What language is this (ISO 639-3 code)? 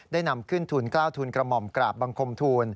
tha